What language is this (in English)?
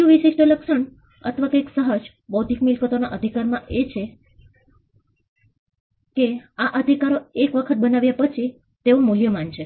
Gujarati